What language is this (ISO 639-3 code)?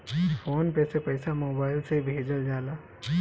bho